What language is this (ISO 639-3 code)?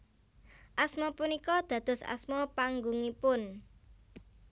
jav